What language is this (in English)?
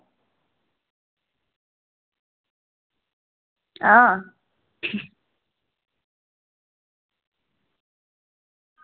Dogri